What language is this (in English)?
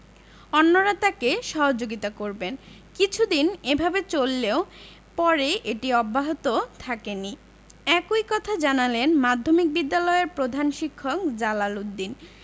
Bangla